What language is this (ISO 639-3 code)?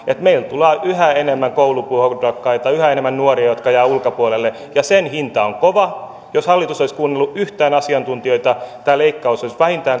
fin